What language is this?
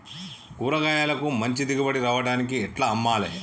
Telugu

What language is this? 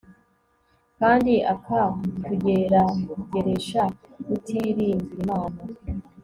Kinyarwanda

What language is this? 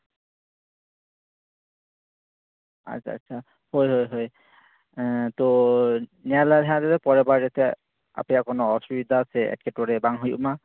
Santali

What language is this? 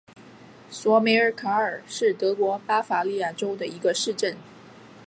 Chinese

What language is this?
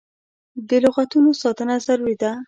Pashto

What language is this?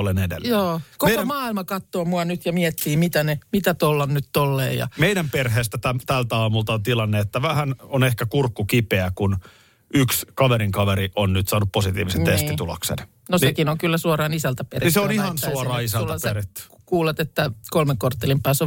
Finnish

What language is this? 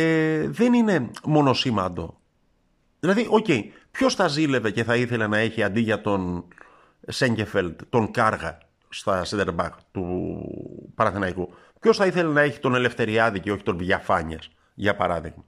Greek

